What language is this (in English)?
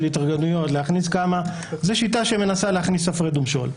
Hebrew